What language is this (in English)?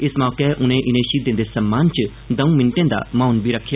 Dogri